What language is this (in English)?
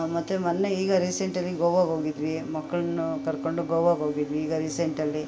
Kannada